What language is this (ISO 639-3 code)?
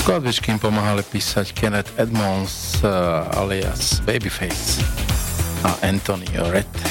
slk